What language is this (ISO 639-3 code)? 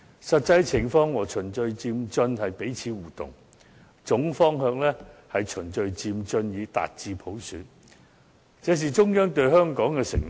yue